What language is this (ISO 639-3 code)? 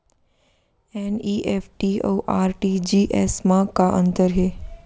hne